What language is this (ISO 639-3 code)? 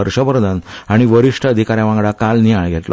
kok